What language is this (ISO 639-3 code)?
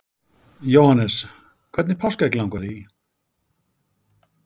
isl